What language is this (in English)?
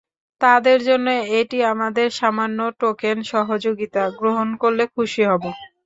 Bangla